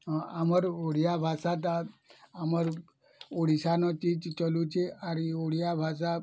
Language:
Odia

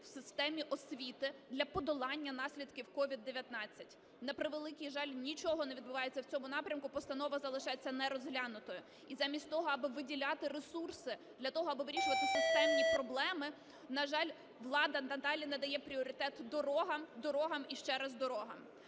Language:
Ukrainian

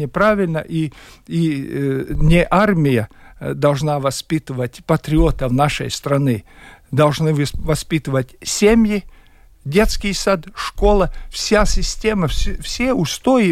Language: Russian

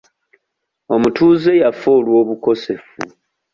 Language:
Ganda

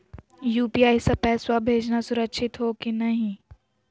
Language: Magahi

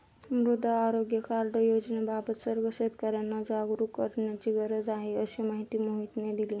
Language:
Marathi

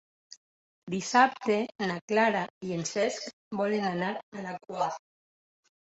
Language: Catalan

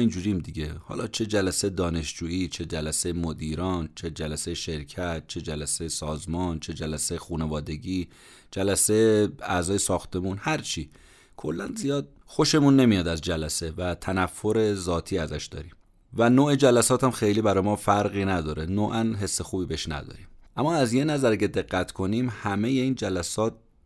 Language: Persian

